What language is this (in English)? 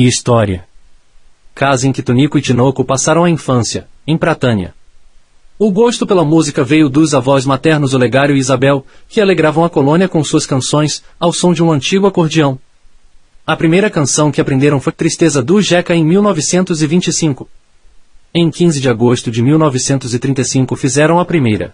Portuguese